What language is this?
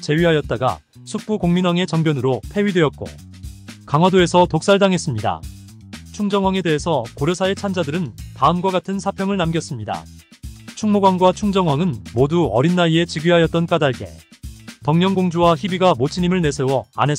Korean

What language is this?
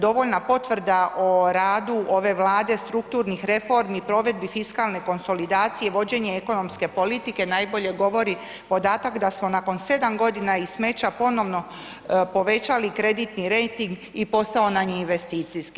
Croatian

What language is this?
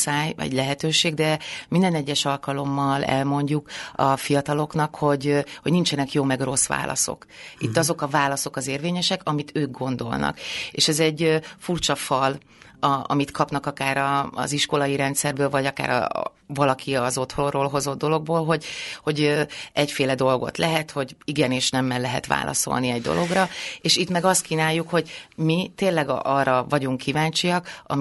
Hungarian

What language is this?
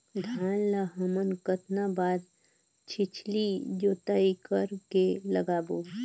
Chhattisgarhi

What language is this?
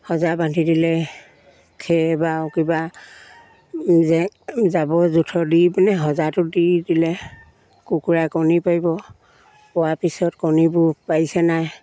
Assamese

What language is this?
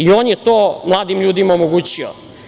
Serbian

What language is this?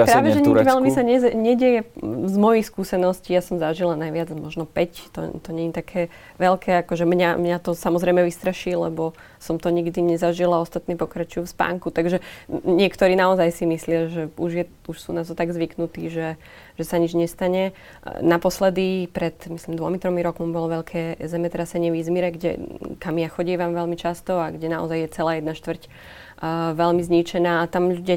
Slovak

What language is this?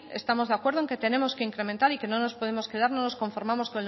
Spanish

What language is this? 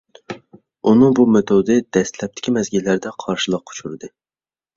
Uyghur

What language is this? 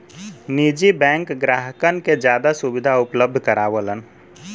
Bhojpuri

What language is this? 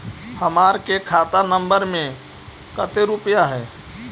Magahi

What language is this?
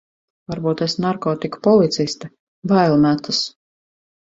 Latvian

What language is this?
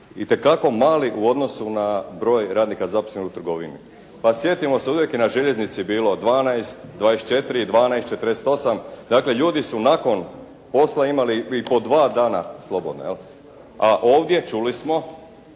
Croatian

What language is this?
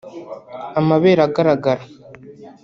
Kinyarwanda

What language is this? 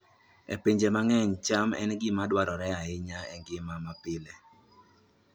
Luo (Kenya and Tanzania)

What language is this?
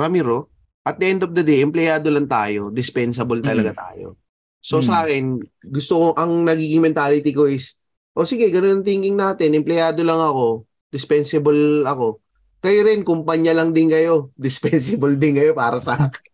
Filipino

